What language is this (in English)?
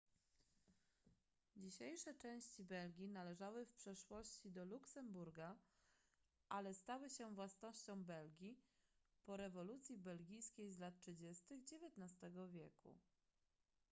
Polish